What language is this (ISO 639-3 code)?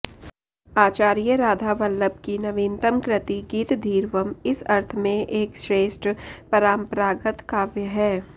san